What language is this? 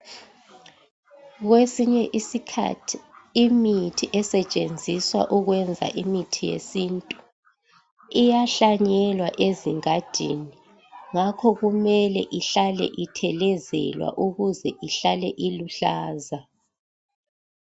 North Ndebele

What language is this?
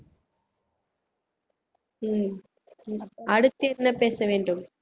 Tamil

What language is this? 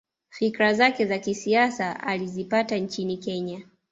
Swahili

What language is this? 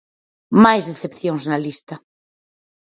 Galician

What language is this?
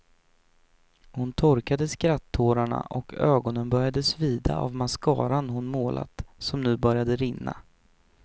Swedish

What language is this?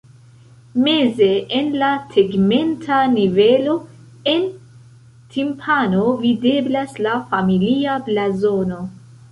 Esperanto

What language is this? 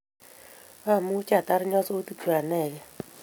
Kalenjin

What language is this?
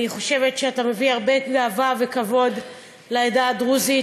Hebrew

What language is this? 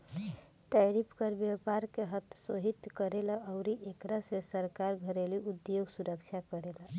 Bhojpuri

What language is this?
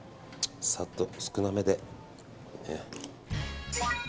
Japanese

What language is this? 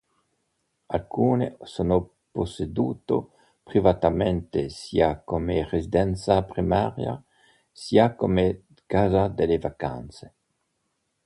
Italian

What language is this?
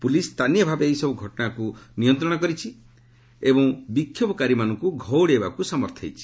Odia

